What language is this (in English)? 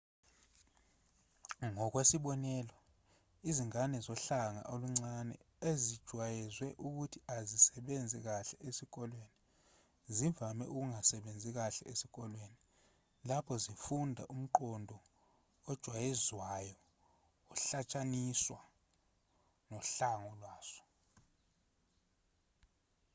Zulu